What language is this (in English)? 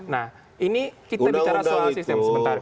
Indonesian